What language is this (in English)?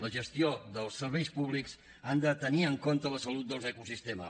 Catalan